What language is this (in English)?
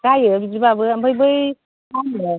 Bodo